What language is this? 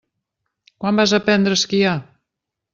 Catalan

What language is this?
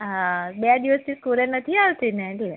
Gujarati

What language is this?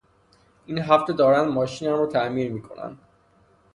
Persian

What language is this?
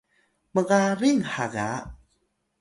Atayal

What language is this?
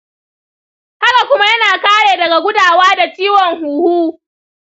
Hausa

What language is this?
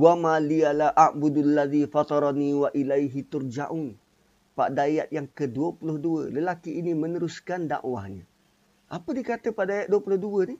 Malay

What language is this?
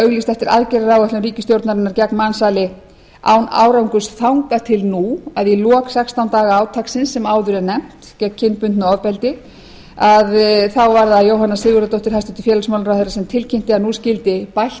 Icelandic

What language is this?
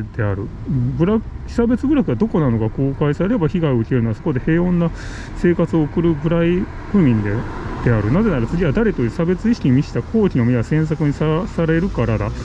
Japanese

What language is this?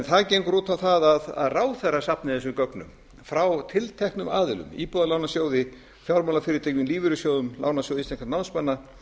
Icelandic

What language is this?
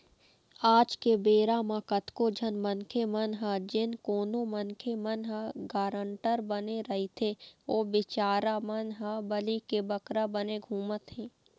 Chhattisgarhi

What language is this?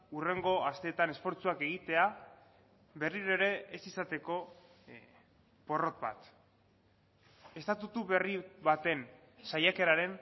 Basque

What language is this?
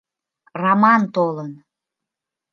Mari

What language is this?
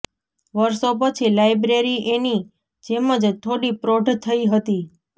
Gujarati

